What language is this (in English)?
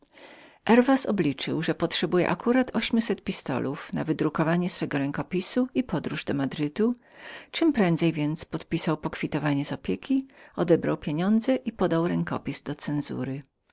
Polish